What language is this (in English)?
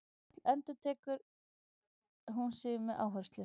Icelandic